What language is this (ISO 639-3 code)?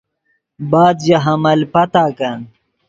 ydg